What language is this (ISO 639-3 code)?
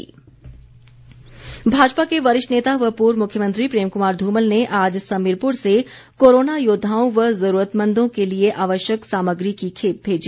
hin